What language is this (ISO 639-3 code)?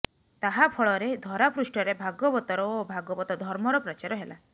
ori